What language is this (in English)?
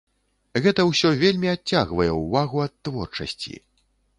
Belarusian